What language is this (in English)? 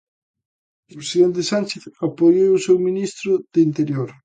Galician